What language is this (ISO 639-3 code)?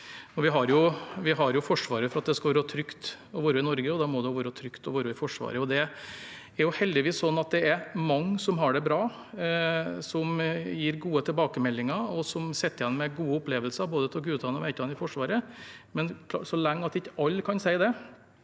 nor